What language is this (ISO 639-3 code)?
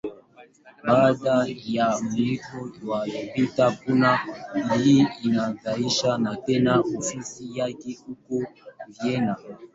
swa